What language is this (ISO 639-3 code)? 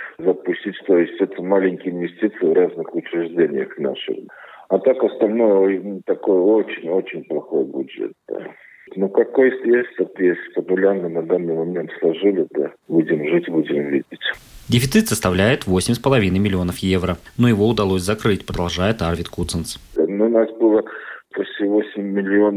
rus